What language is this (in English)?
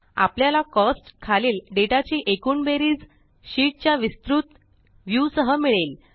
Marathi